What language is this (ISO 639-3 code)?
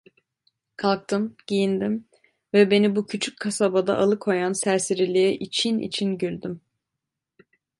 tur